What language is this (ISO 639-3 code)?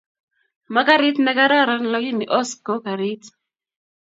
kln